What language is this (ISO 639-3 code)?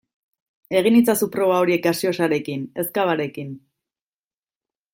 eus